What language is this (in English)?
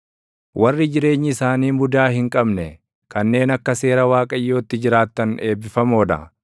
Oromo